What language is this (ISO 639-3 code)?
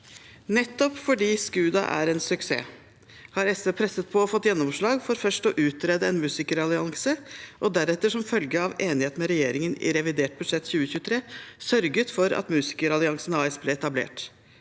nor